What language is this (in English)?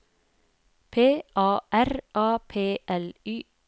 Norwegian